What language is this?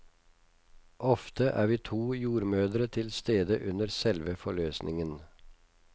Norwegian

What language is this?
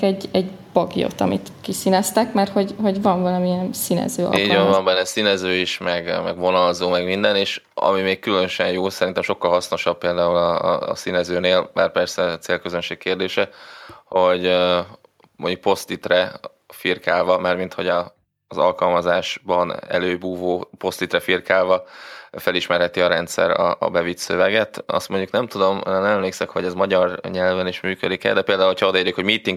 Hungarian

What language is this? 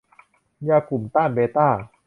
Thai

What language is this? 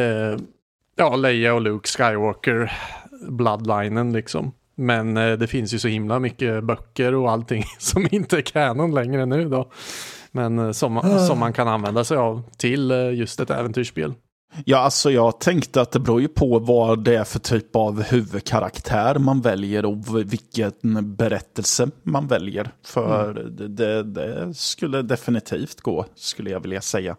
Swedish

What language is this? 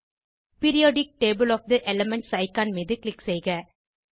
Tamil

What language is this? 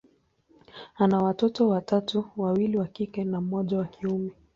Swahili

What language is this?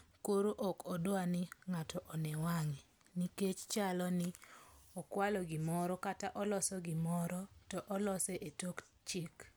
Luo (Kenya and Tanzania)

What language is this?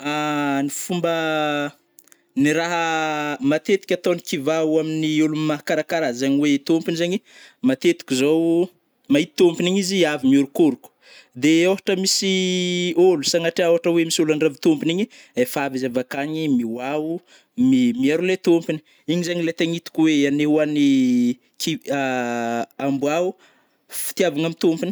Northern Betsimisaraka Malagasy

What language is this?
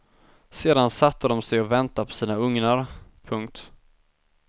Swedish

